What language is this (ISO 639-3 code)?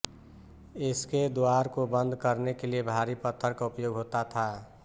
hin